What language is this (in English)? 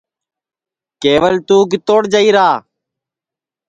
Sansi